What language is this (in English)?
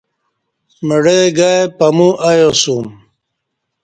Kati